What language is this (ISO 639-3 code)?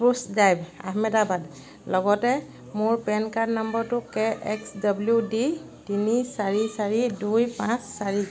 asm